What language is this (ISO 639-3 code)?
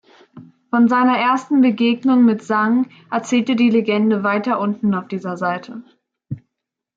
deu